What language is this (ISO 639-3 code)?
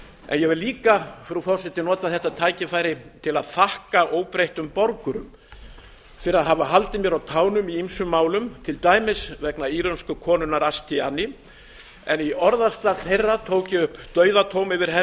isl